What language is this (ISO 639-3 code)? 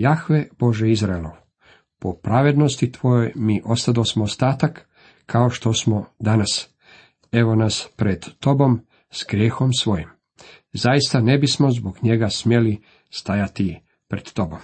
hrv